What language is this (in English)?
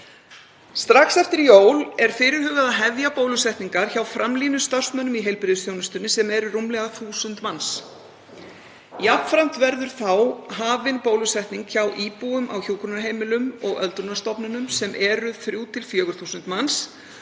Icelandic